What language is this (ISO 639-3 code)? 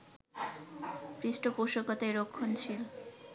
ben